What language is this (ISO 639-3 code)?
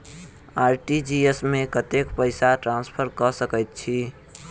mai